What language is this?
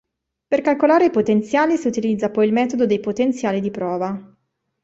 Italian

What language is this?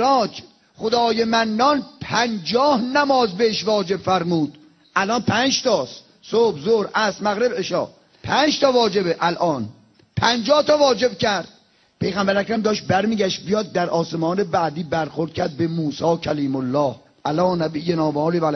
Persian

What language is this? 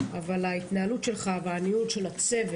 Hebrew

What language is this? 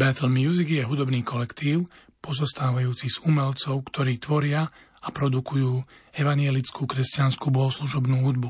Slovak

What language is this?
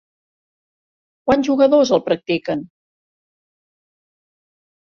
Catalan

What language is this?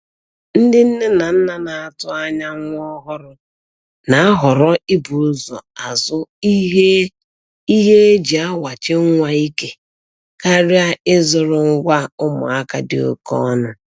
Igbo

